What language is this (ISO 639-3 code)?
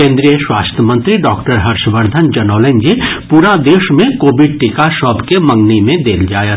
mai